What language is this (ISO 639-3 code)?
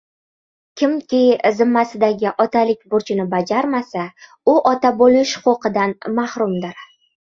uzb